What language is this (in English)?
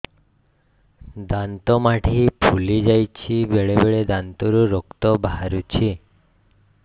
Odia